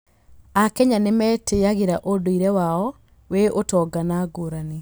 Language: Kikuyu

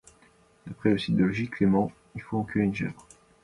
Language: English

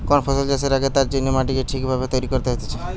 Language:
Bangla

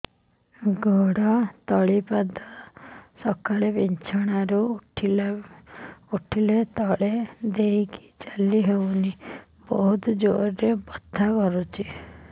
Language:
Odia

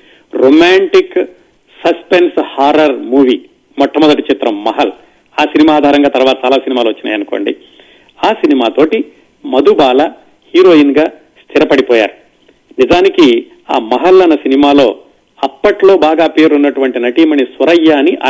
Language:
Telugu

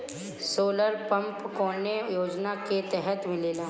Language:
Bhojpuri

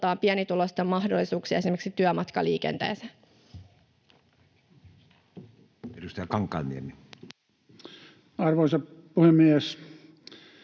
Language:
Finnish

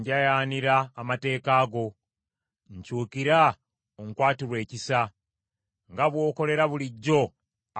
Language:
Ganda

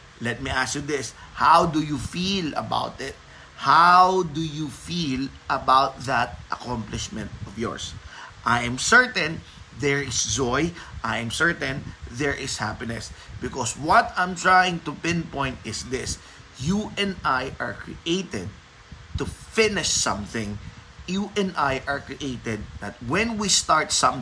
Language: Filipino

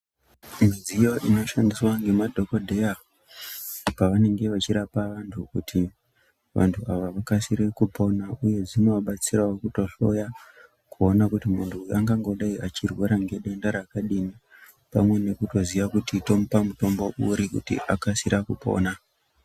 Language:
Ndau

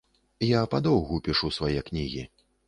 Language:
Belarusian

